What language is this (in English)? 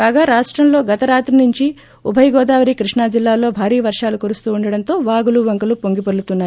Telugu